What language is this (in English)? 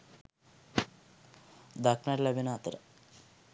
Sinhala